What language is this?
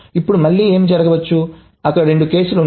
Telugu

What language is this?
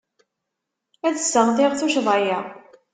Kabyle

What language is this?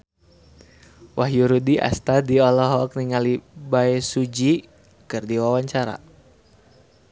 Sundanese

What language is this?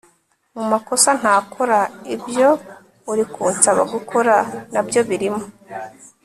Kinyarwanda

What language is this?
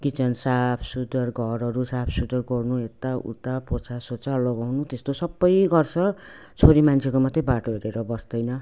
Nepali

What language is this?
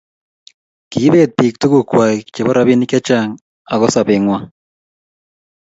Kalenjin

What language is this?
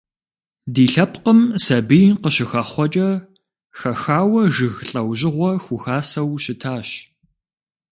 Kabardian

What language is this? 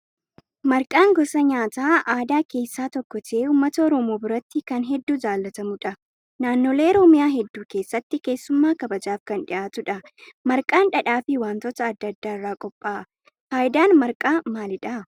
Oromo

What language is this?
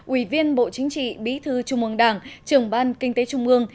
Vietnamese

